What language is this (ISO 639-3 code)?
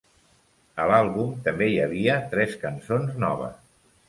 cat